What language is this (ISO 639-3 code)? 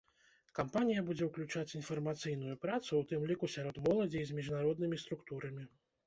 bel